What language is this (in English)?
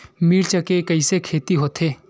Chhattisgarhi